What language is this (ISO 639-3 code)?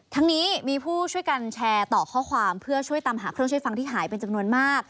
tha